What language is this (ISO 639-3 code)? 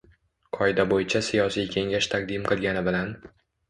uzb